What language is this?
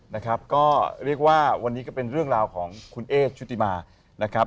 Thai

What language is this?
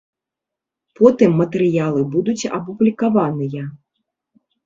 Belarusian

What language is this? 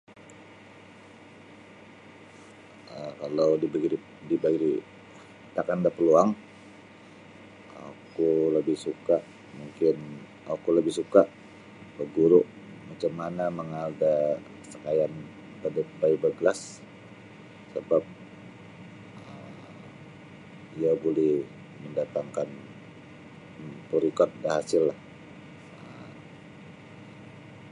Sabah Bisaya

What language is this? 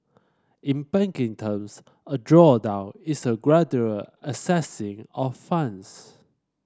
English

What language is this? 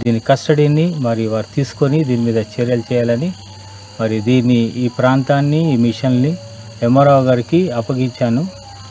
Telugu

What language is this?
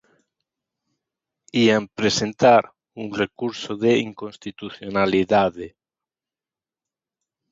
Galician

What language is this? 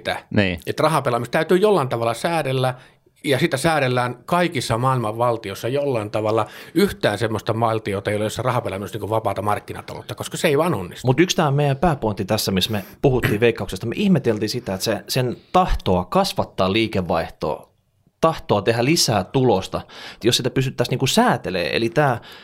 Finnish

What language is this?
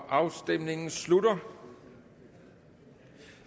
Danish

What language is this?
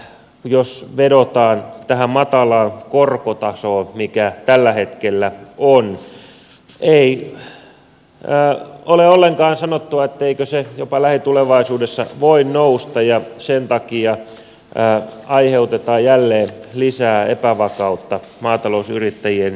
Finnish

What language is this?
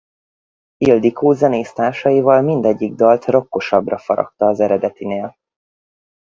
Hungarian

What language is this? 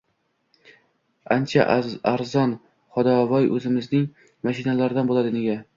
Uzbek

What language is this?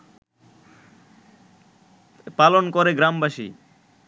Bangla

